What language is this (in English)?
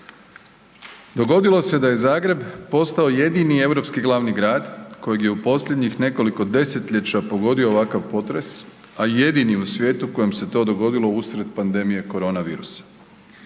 Croatian